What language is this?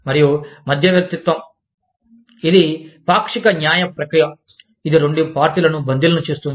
Telugu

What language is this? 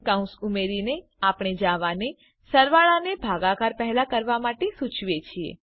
Gujarati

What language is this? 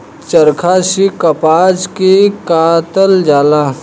Bhojpuri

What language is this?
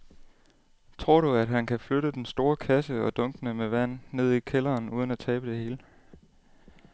Danish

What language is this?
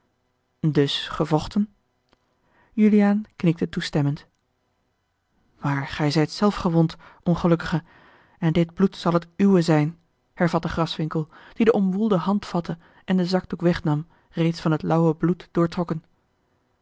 Dutch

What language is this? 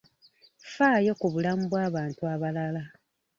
Ganda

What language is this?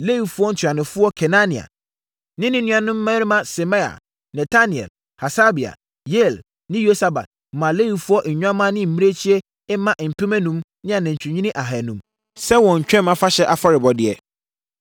Akan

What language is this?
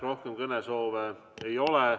Estonian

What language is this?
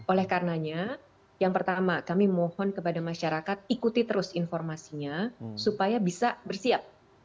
Indonesian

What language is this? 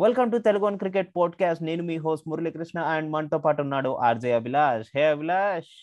Telugu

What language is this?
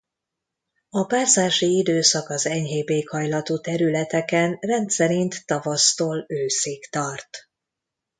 Hungarian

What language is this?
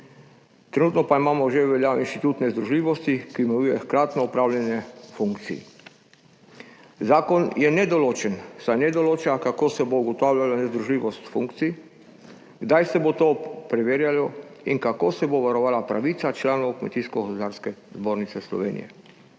Slovenian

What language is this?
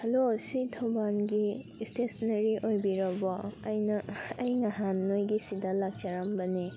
Manipuri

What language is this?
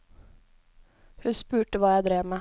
Norwegian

